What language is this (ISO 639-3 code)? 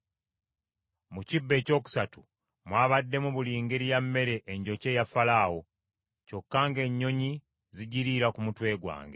lug